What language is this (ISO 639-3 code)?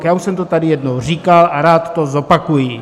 ces